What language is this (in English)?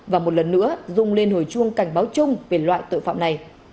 Vietnamese